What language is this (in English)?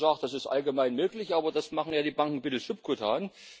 German